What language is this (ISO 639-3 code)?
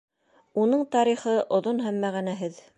bak